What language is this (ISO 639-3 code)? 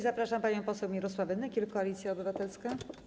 pol